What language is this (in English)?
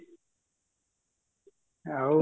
Odia